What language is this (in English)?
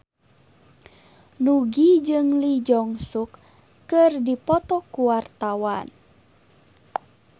Sundanese